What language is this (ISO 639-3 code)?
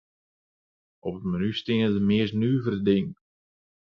fry